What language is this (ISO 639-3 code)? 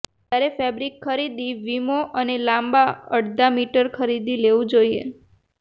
guj